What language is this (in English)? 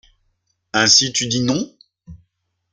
French